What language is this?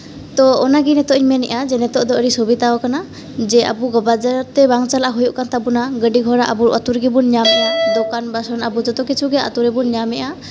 Santali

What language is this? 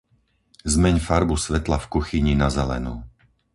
Slovak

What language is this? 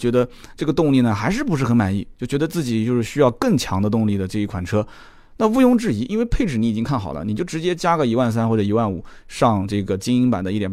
Chinese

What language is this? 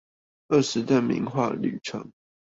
Chinese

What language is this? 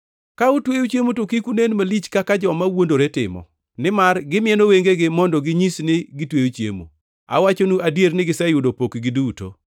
Luo (Kenya and Tanzania)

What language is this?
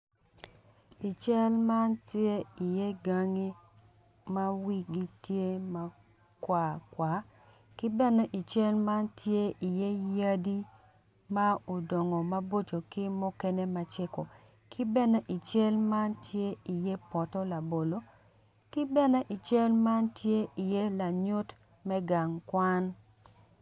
Acoli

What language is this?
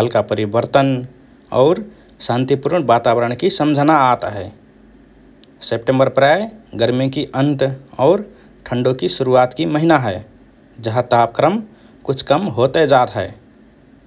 Rana Tharu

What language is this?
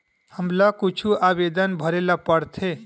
Chhattisgarhi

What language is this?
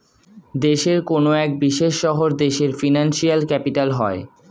Bangla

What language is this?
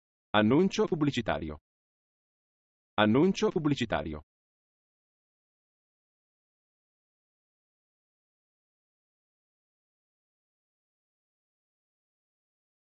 Italian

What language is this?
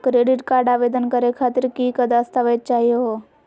Magahi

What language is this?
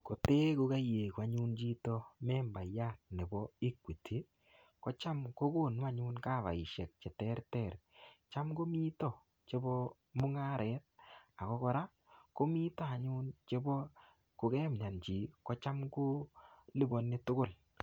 Kalenjin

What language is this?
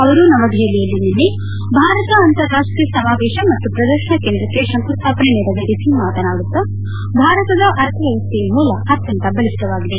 Kannada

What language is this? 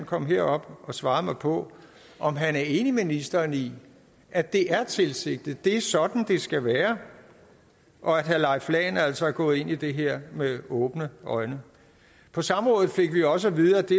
Danish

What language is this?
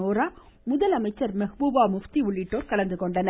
Tamil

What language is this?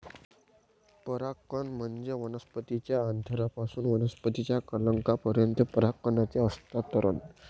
Marathi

